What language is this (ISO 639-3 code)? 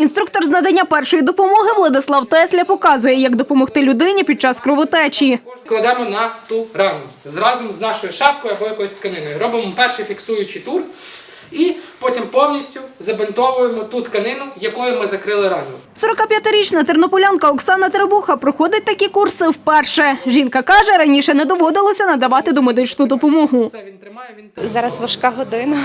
ukr